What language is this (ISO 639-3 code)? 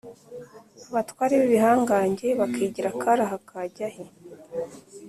kin